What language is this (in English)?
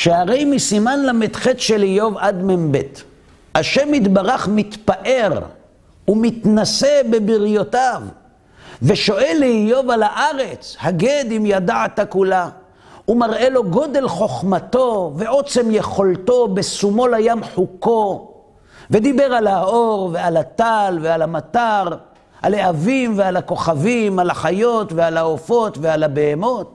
Hebrew